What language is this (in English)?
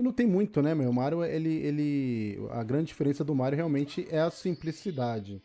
Portuguese